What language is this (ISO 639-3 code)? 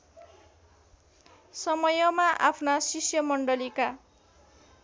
nep